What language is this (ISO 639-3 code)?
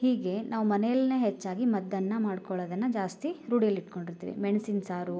kan